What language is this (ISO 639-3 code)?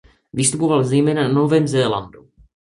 ces